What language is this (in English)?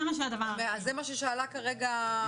Hebrew